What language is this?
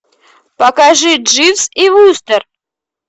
Russian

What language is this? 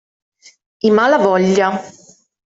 Italian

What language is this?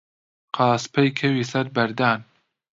Central Kurdish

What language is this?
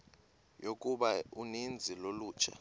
Xhosa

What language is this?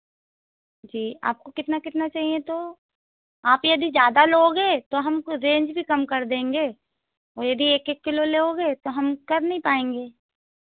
Hindi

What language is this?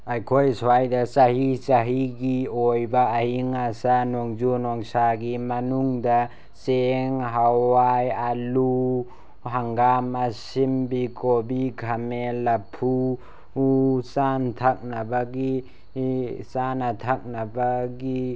Manipuri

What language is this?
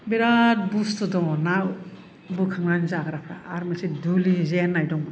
Bodo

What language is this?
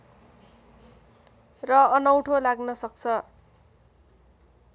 Nepali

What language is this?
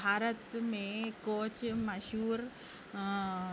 Urdu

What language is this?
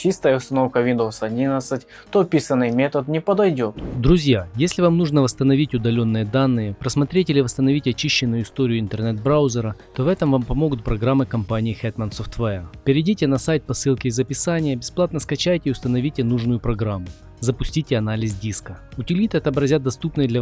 Russian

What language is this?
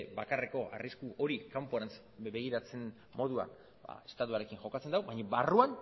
Basque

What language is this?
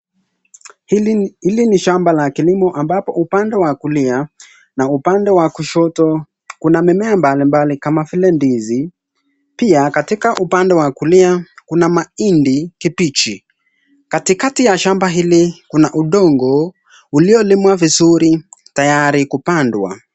Swahili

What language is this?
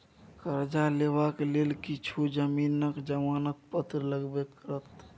Maithili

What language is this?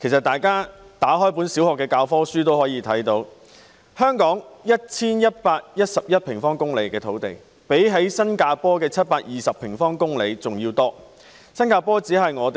Cantonese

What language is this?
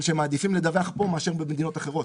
Hebrew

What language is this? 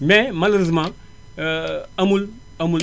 Wolof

